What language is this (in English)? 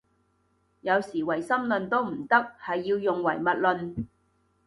Cantonese